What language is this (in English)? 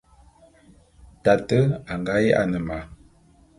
Bulu